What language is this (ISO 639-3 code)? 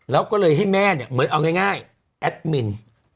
tha